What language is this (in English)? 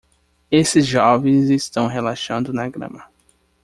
Portuguese